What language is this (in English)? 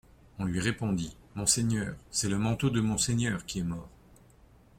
French